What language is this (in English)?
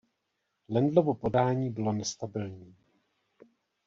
Czech